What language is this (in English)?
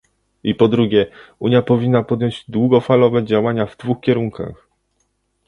Polish